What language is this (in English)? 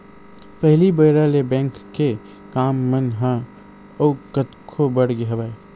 Chhattisgarhi